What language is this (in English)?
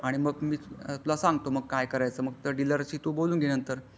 Marathi